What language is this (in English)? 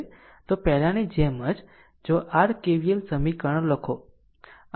Gujarati